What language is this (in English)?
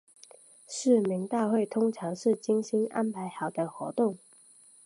Chinese